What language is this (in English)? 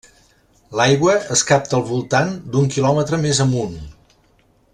Catalan